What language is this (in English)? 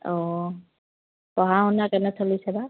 Assamese